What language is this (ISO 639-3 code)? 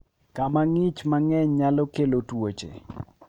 luo